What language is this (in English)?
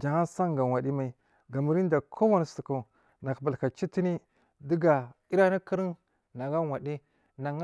Marghi South